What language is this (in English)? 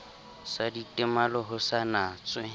Southern Sotho